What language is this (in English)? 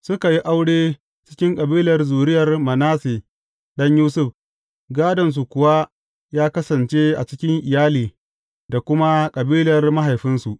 Hausa